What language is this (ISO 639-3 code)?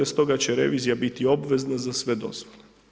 hrv